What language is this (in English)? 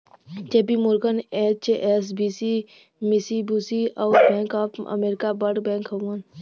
Bhojpuri